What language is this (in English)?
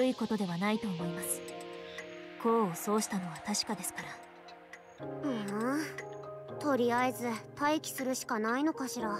Japanese